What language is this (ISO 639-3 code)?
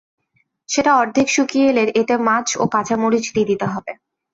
ben